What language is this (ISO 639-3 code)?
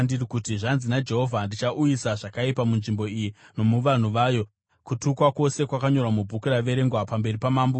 sna